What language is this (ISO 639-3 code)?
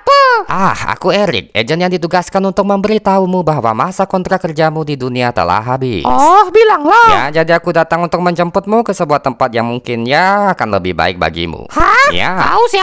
ind